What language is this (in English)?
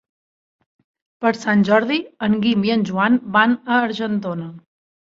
Catalan